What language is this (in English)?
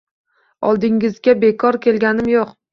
Uzbek